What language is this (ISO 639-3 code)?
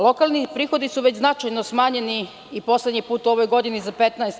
srp